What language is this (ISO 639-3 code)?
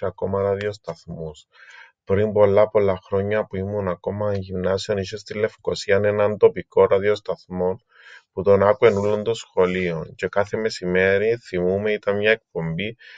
ell